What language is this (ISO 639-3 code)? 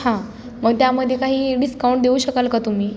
mar